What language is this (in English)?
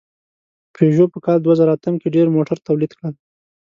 Pashto